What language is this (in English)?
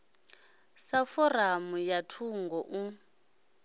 Venda